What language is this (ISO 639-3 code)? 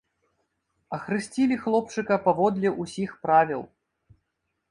bel